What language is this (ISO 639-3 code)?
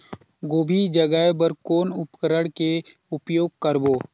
hne